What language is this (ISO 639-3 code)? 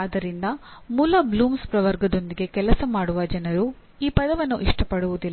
kan